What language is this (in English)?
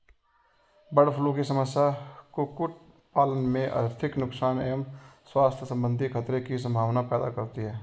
Hindi